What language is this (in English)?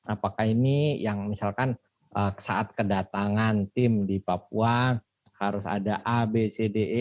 Indonesian